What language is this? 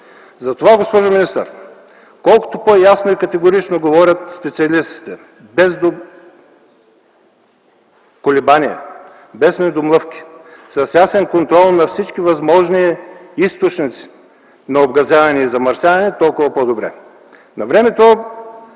Bulgarian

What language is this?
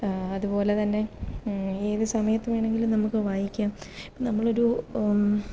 Malayalam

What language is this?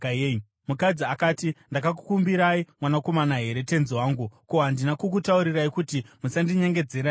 Shona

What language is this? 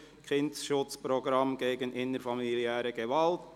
Swiss German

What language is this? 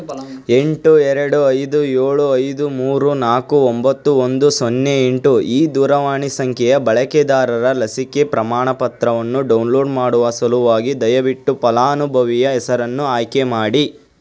Kannada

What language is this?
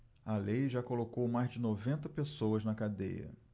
Portuguese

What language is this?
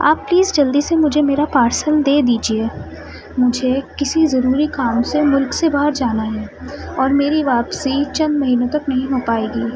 Urdu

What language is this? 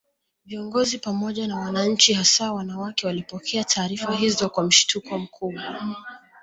Swahili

